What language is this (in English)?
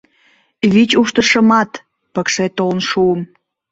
Mari